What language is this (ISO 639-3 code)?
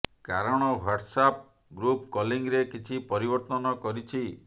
ori